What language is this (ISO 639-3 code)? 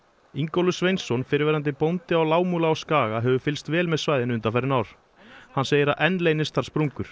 isl